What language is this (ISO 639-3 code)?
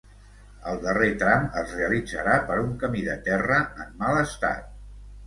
cat